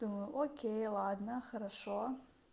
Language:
Russian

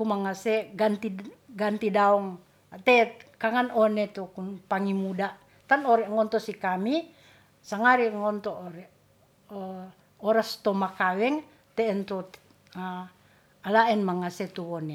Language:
Ratahan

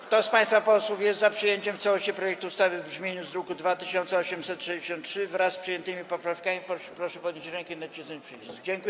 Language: Polish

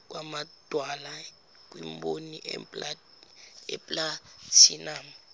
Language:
Zulu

